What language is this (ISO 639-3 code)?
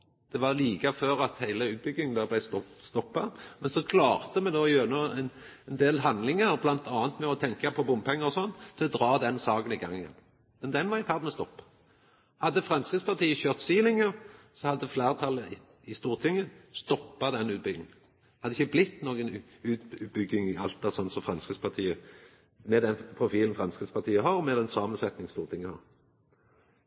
nno